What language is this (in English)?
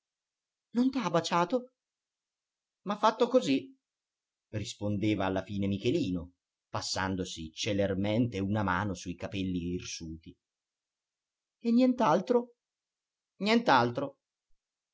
Italian